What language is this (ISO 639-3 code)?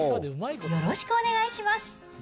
jpn